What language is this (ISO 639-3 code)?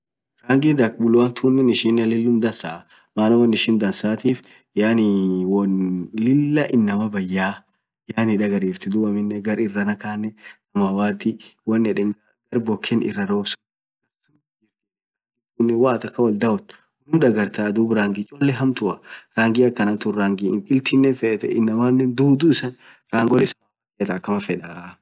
orc